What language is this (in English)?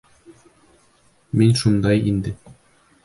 Bashkir